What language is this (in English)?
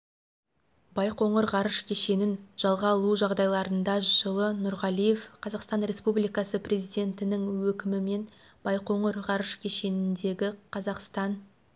Kazakh